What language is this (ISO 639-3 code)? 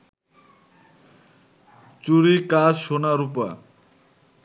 ben